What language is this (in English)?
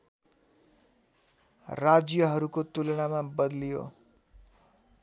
Nepali